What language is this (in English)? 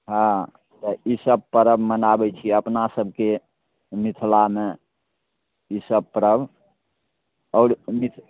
Maithili